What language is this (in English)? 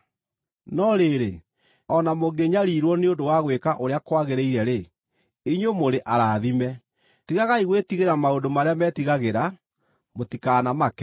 Kikuyu